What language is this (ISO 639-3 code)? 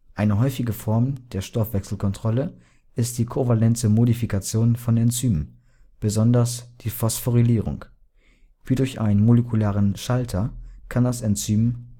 deu